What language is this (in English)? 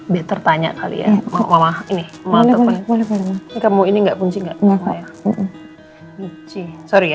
Indonesian